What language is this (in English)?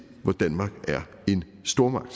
Danish